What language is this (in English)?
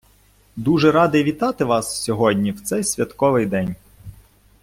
Ukrainian